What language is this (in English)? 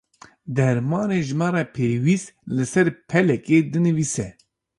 Kurdish